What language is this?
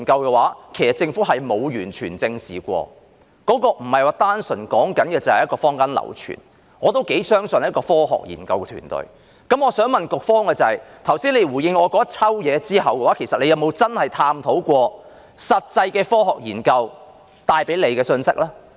Cantonese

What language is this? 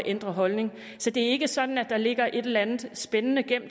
Danish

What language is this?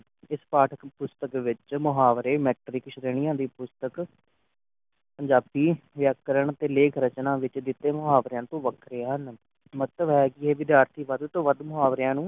Punjabi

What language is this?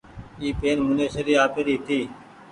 Goaria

